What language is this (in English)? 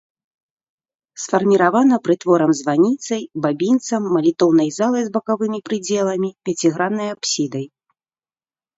Belarusian